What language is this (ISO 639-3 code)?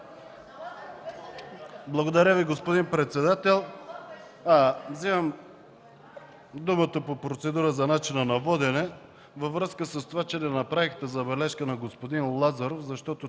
bul